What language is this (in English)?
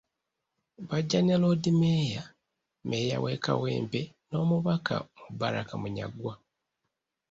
Ganda